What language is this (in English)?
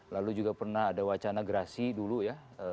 Indonesian